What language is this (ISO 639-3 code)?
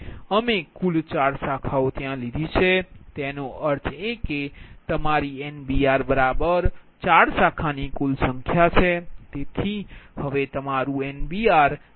guj